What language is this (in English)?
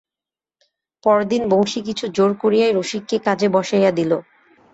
Bangla